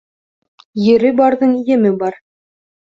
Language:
Bashkir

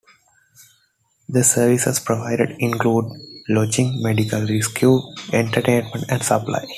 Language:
English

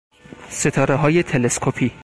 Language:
Persian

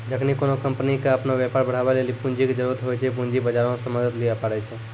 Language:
Maithili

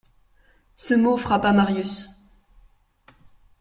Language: French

